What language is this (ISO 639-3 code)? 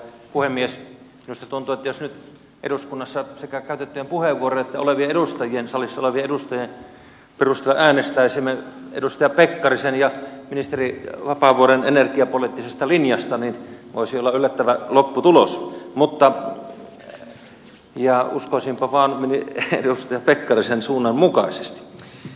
fin